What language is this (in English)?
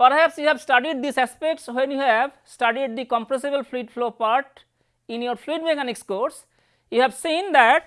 English